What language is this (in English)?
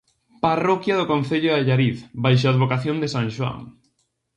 Galician